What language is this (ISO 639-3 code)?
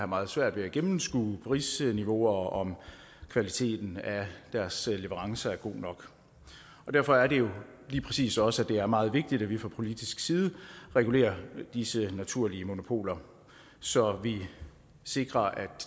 dan